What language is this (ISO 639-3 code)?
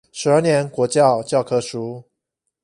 zho